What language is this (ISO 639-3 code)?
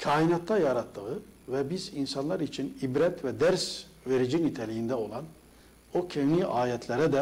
tur